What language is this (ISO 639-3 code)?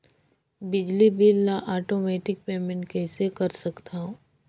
hne